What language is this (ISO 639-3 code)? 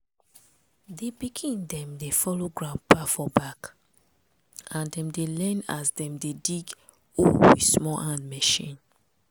pcm